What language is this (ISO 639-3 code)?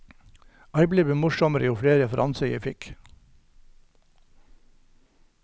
nor